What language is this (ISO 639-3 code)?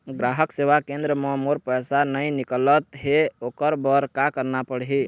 hne